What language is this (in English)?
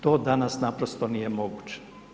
Croatian